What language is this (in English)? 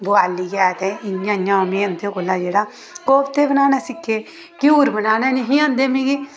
Dogri